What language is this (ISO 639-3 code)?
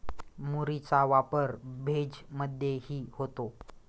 mar